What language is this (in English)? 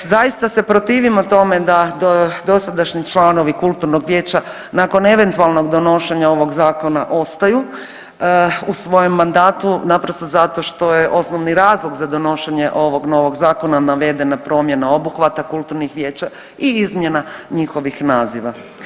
Croatian